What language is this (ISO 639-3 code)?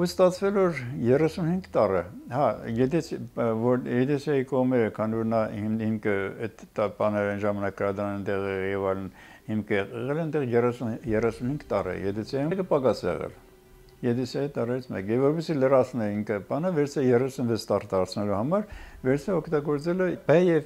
tur